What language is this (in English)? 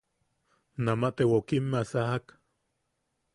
Yaqui